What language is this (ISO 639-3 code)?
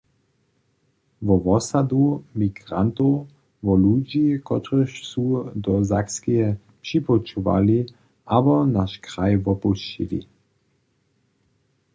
hsb